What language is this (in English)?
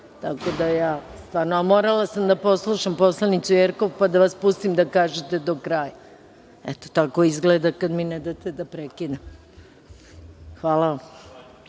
Serbian